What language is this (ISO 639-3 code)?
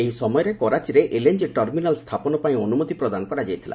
ori